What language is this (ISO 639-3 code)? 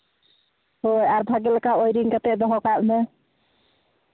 sat